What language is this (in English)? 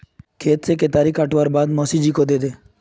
Magahi